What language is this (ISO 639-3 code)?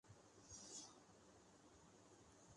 urd